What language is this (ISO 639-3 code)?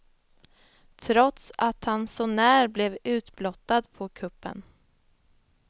swe